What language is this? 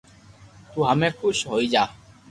Loarki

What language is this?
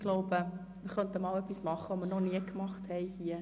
Swiss German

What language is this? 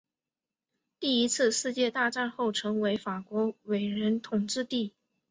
Chinese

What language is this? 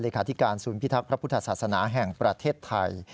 Thai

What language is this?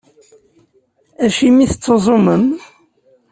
Kabyle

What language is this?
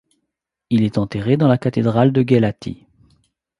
French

